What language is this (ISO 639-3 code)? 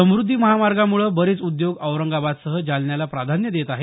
mar